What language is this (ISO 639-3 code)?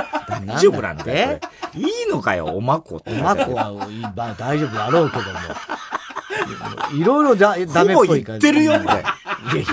jpn